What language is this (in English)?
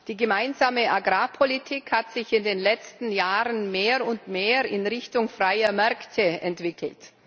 German